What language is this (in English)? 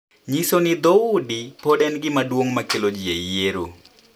Luo (Kenya and Tanzania)